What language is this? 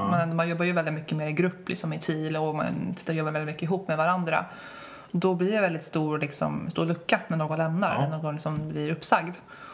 Swedish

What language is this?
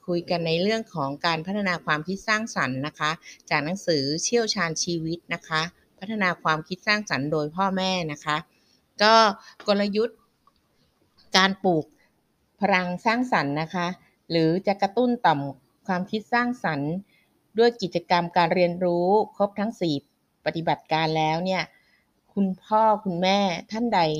Thai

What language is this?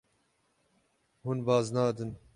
Kurdish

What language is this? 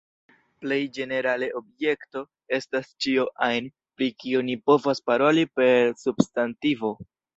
Esperanto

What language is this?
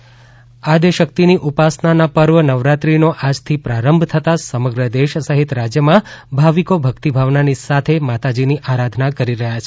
Gujarati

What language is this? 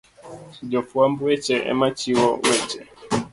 Luo (Kenya and Tanzania)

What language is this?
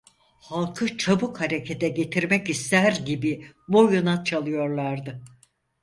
Turkish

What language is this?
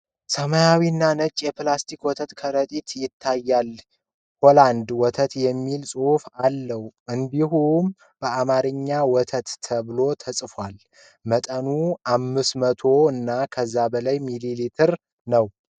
Amharic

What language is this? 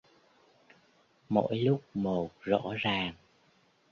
Vietnamese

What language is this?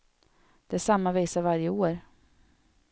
Swedish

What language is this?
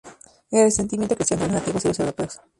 Spanish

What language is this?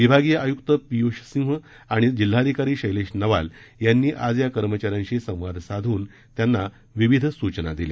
Marathi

